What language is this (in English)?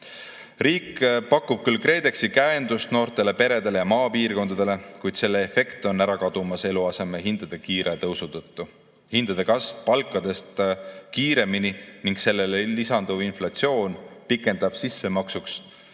Estonian